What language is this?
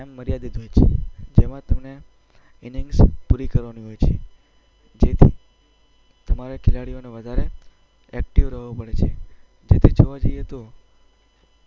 Gujarati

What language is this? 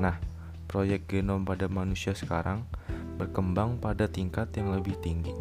Indonesian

